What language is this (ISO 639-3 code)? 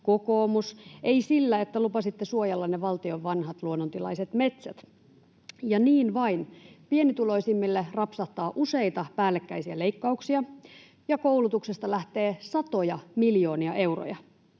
fin